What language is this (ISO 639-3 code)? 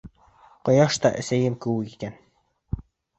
bak